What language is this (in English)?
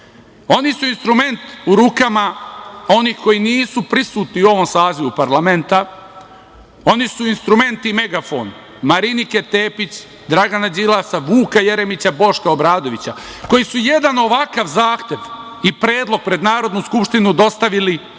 Serbian